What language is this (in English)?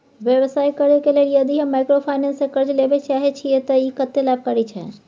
Maithili